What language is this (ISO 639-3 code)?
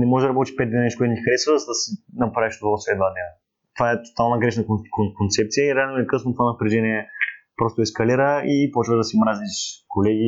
bul